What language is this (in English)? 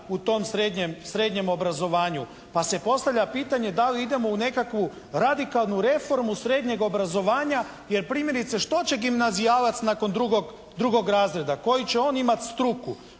Croatian